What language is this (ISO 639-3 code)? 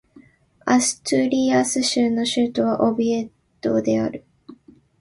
jpn